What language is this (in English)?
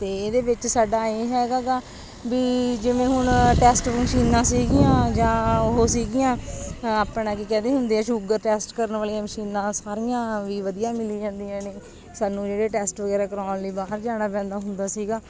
Punjabi